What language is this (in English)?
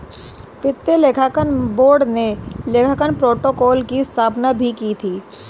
Hindi